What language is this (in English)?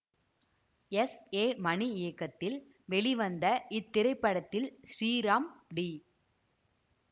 Tamil